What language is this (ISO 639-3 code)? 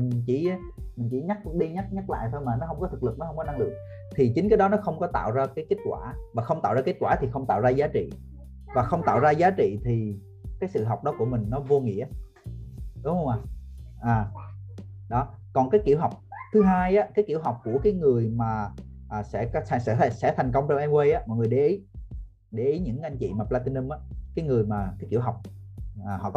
vie